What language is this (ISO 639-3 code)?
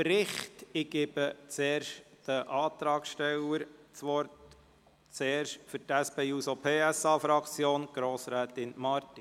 gsw